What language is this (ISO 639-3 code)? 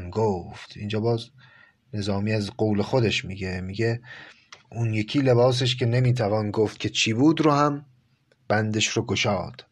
fas